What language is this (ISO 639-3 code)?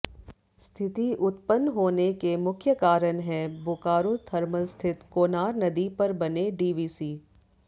hin